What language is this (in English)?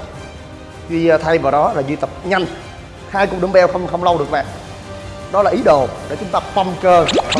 Vietnamese